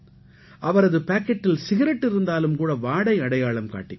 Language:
Tamil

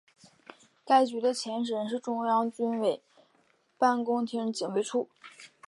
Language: Chinese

